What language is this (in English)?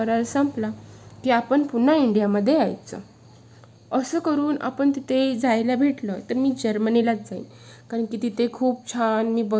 Marathi